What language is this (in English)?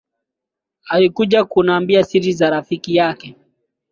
Swahili